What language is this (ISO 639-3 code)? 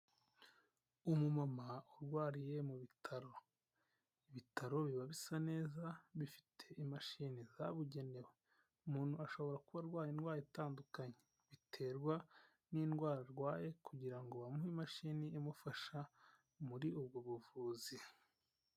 kin